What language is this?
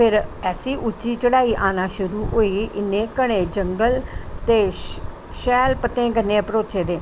Dogri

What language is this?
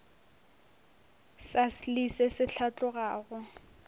Northern Sotho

